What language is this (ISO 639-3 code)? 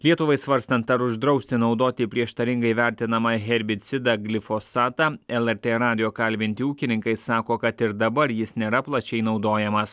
lit